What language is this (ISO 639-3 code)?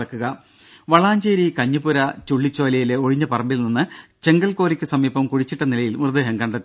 mal